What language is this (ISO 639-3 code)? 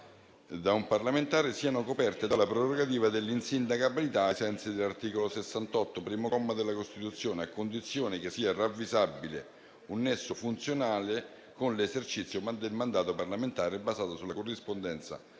ita